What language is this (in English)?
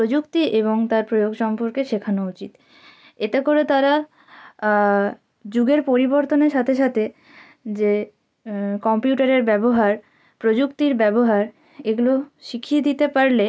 Bangla